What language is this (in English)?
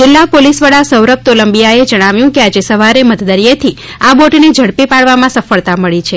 Gujarati